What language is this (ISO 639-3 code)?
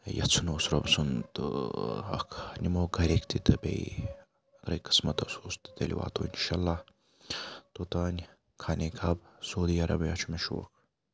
kas